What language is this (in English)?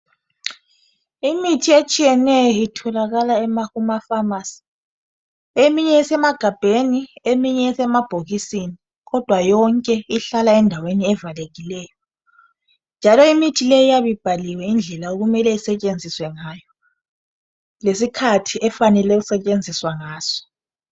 North Ndebele